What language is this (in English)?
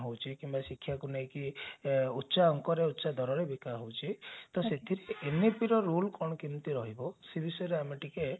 Odia